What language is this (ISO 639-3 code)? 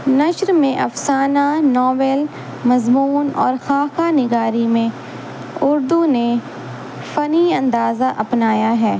urd